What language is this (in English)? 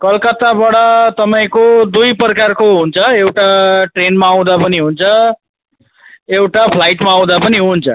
Nepali